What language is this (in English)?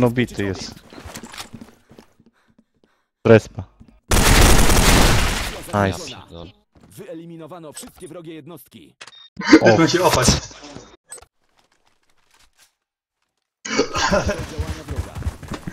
Polish